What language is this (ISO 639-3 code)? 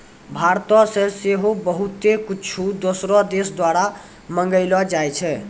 mai